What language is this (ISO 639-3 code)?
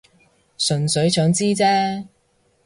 yue